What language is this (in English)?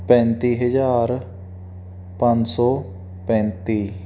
Punjabi